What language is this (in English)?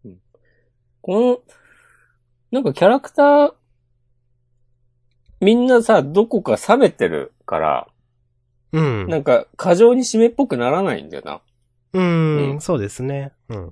Japanese